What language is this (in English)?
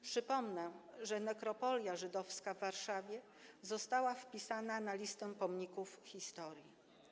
Polish